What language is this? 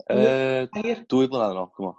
Welsh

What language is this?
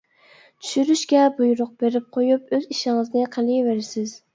Uyghur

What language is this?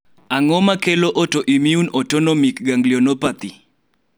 Luo (Kenya and Tanzania)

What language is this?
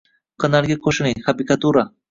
Uzbek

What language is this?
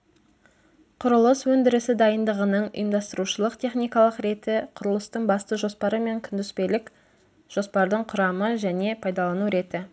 Kazakh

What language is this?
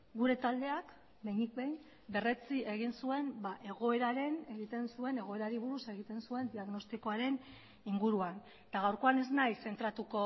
Basque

